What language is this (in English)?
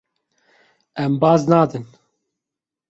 Kurdish